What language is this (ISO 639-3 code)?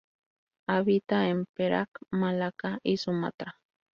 spa